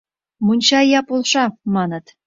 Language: Mari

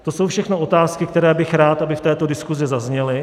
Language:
Czech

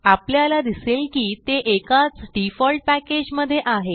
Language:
Marathi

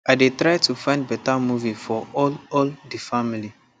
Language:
Nigerian Pidgin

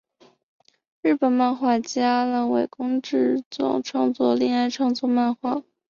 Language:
Chinese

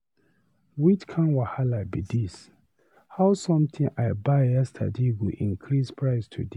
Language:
Nigerian Pidgin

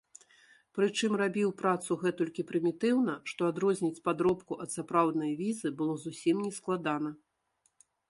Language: Belarusian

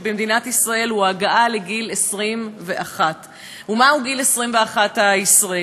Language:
Hebrew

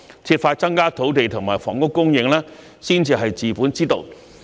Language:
Cantonese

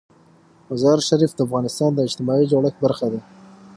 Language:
Pashto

